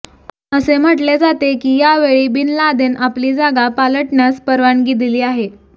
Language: Marathi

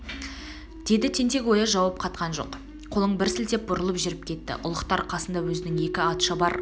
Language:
Kazakh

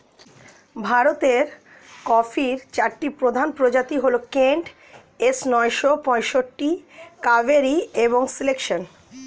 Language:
Bangla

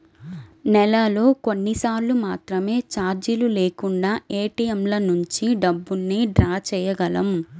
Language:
Telugu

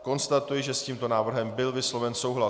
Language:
Czech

